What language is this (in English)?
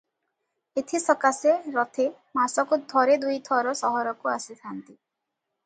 Odia